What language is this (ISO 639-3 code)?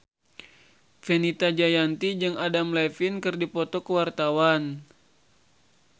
sun